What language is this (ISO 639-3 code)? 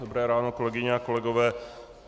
ces